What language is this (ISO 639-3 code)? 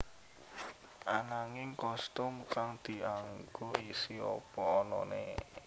jav